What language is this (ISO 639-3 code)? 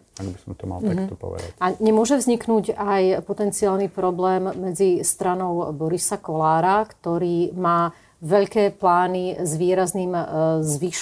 slk